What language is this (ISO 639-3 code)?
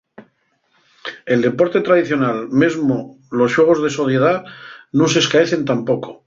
ast